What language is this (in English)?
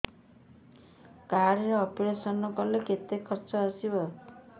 Odia